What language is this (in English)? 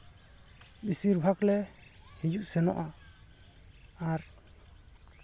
Santali